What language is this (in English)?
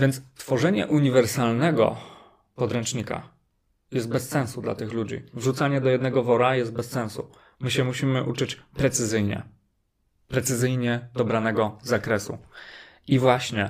Polish